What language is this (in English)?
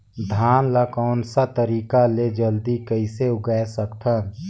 Chhattisgarhi